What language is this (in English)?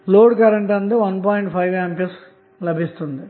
Telugu